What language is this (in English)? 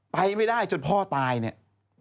Thai